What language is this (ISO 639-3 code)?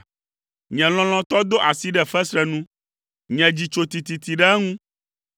ewe